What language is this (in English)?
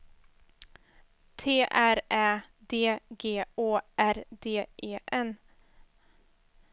Swedish